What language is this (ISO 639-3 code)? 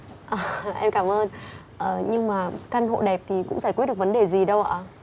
vie